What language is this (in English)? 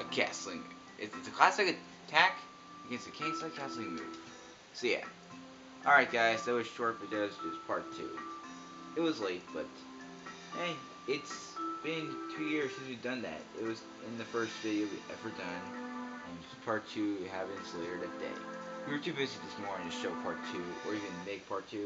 English